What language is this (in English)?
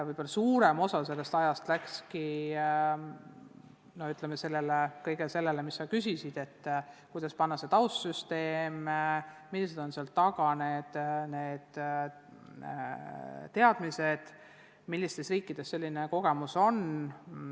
Estonian